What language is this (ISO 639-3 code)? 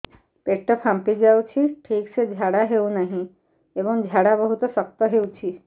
ori